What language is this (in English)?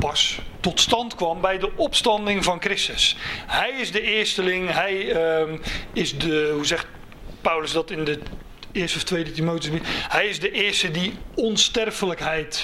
Dutch